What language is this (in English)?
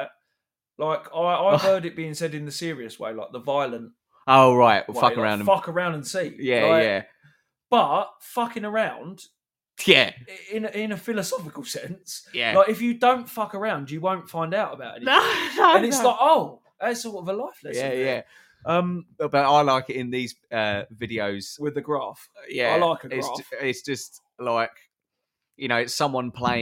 English